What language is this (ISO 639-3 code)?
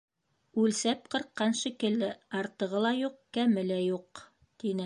bak